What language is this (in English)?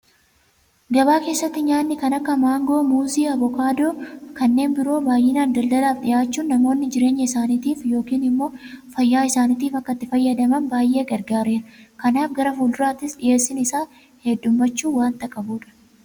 Oromo